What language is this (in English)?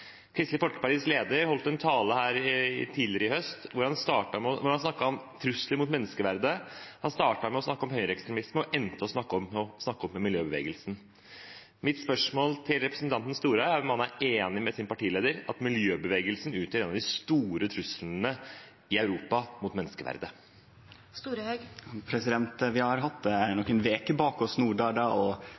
Norwegian